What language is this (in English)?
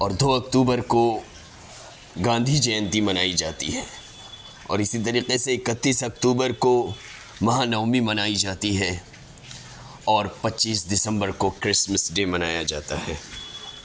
Urdu